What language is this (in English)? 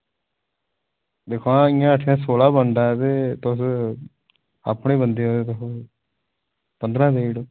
Dogri